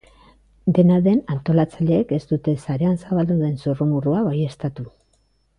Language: Basque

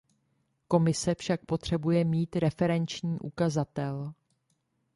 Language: Czech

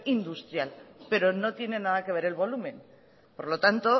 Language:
Spanish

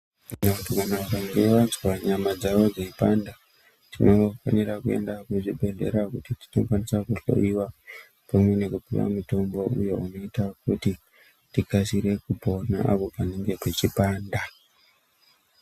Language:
Ndau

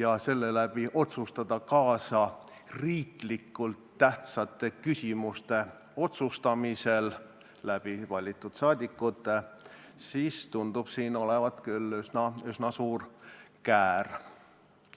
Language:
Estonian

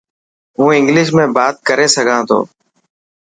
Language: Dhatki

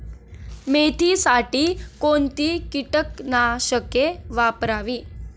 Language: Marathi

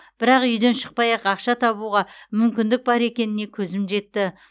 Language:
Kazakh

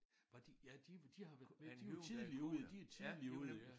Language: Danish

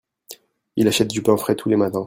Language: French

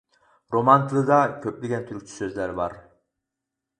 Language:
Uyghur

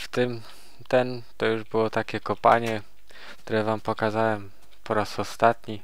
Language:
Polish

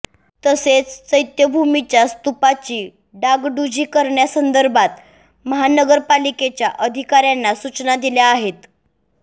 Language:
Marathi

